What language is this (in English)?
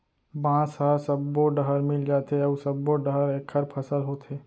Chhattisgarhi